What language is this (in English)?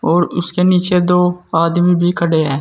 Hindi